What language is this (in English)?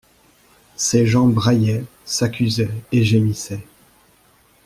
French